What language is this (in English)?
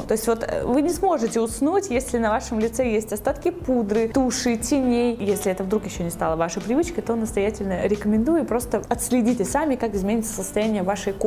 Russian